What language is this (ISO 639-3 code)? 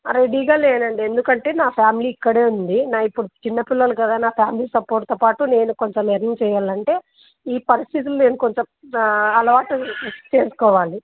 tel